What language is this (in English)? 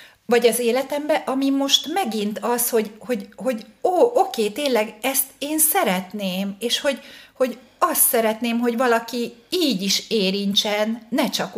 Hungarian